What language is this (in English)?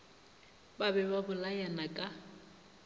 Northern Sotho